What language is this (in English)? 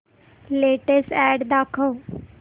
Marathi